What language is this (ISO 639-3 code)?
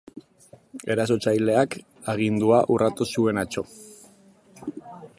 eus